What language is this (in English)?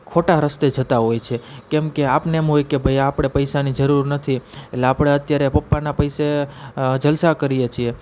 Gujarati